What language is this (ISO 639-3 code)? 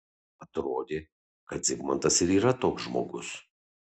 lit